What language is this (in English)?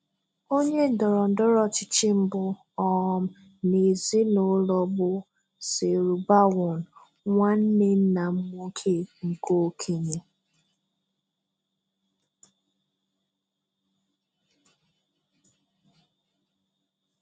Igbo